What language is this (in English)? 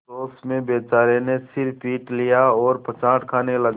Hindi